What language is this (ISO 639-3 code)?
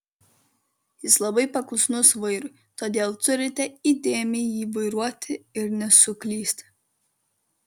lit